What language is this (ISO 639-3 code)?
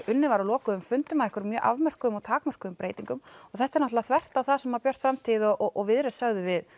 isl